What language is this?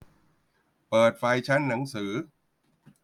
Thai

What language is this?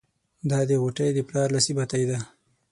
Pashto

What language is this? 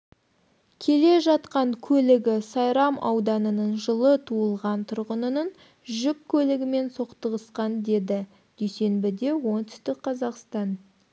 Kazakh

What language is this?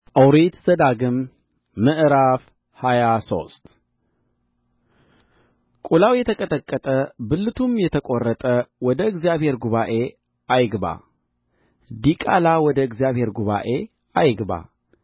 Amharic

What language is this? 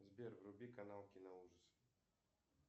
Russian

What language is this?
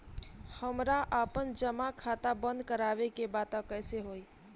Bhojpuri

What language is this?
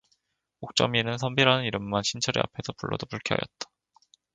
Korean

